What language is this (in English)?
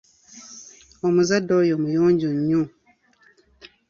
Ganda